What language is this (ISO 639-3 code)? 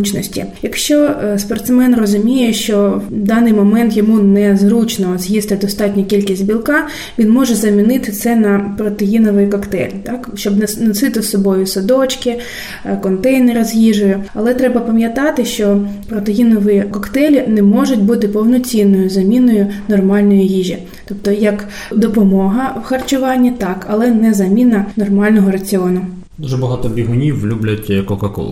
ukr